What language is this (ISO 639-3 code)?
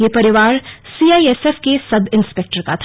hin